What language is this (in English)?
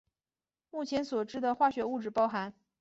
Chinese